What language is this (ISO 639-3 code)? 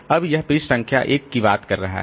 hin